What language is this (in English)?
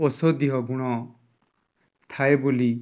Odia